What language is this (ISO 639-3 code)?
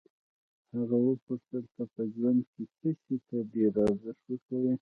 pus